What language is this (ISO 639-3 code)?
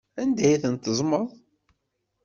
kab